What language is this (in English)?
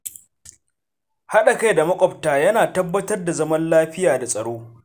Hausa